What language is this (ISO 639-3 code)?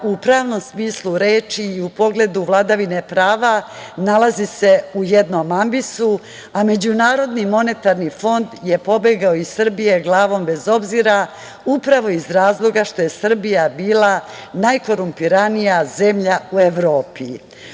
srp